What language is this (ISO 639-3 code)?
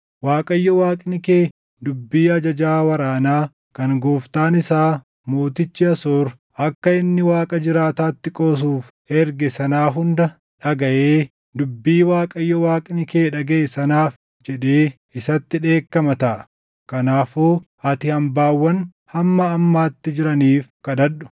orm